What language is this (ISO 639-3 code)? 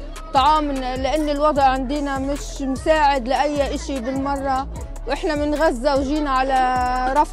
ara